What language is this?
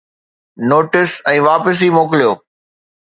Sindhi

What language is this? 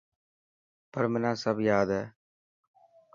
Dhatki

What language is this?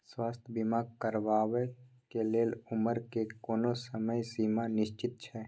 Maithili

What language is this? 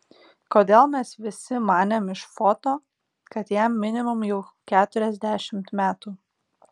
Lithuanian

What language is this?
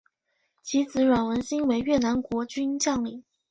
Chinese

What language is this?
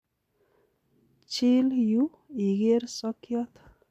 Kalenjin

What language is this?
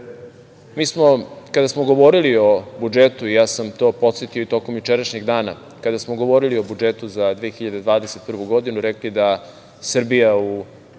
Serbian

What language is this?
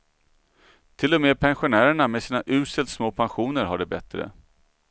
Swedish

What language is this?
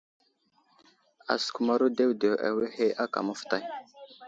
Wuzlam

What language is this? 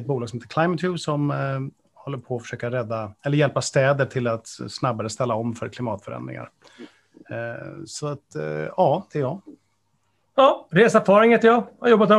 Swedish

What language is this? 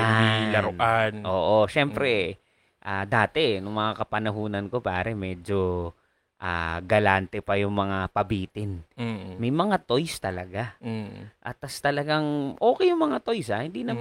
Filipino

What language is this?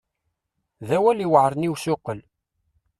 Kabyle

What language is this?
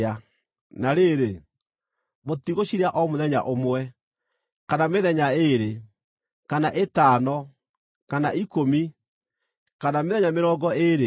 Kikuyu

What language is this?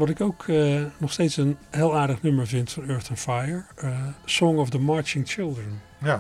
Dutch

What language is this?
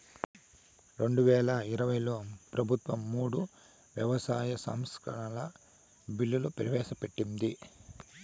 Telugu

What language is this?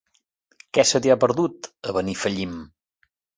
Catalan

